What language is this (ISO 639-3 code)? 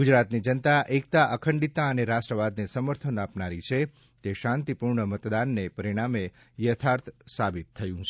guj